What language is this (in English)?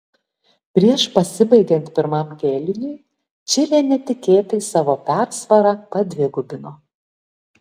Lithuanian